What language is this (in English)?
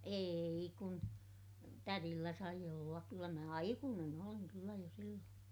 Finnish